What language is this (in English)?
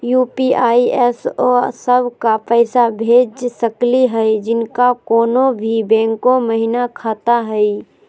Magahi